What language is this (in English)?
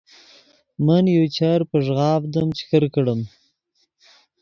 Yidgha